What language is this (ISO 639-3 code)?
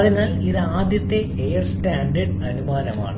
mal